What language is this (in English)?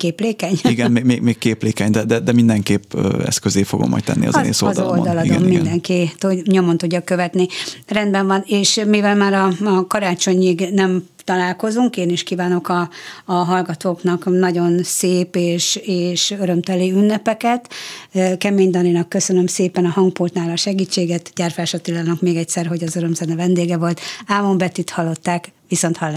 Hungarian